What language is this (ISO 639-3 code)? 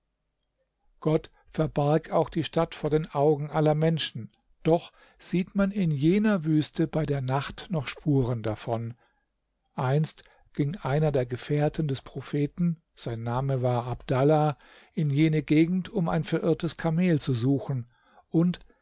deu